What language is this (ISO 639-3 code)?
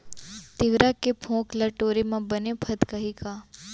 hne